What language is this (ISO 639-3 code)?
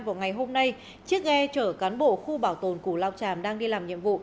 vie